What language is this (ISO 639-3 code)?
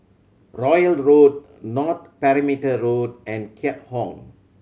eng